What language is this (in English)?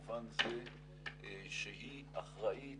Hebrew